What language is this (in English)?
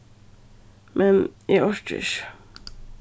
Faroese